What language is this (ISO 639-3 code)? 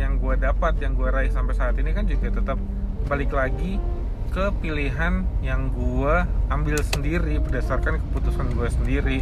ind